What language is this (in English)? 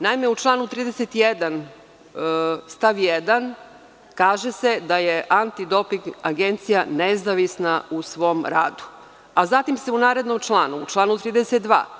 Serbian